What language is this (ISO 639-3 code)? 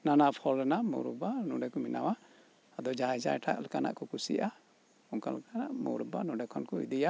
sat